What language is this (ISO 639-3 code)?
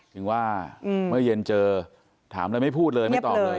tha